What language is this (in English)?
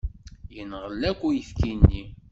Kabyle